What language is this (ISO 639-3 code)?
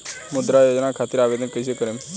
bho